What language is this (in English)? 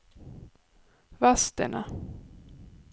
Swedish